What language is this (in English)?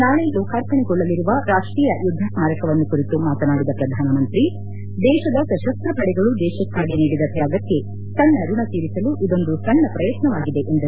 Kannada